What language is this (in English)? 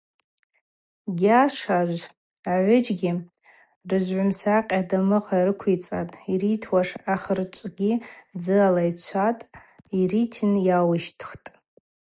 Abaza